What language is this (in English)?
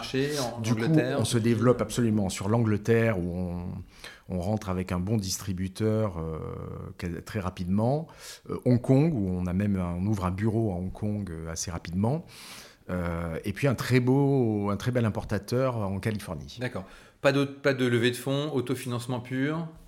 French